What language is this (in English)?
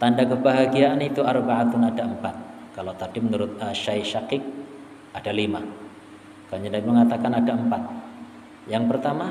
Indonesian